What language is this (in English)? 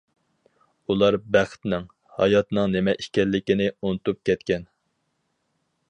Uyghur